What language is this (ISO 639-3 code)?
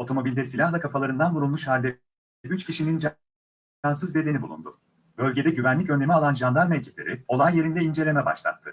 tur